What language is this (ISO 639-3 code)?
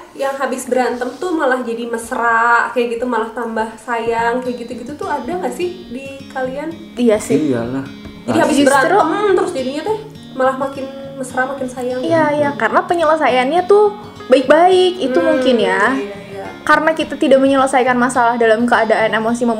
ind